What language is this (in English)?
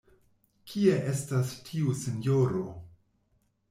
Esperanto